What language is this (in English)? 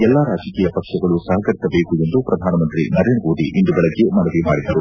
Kannada